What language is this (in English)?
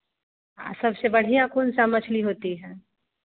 Hindi